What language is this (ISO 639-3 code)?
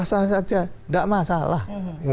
ind